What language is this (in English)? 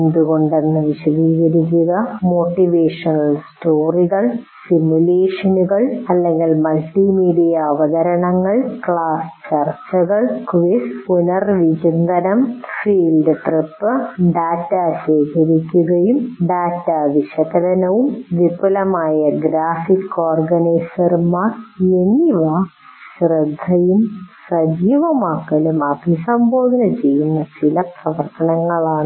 Malayalam